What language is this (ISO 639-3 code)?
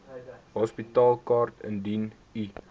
afr